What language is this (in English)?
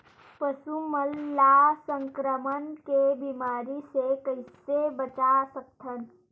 Chhattisgarhi